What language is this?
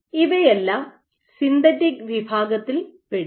Malayalam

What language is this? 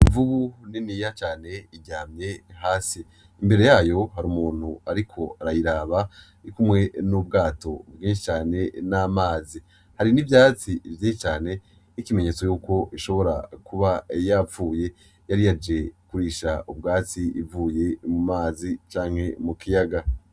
Rundi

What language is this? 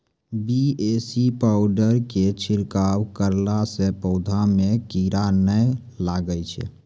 Maithili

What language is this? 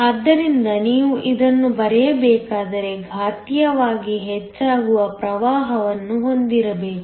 Kannada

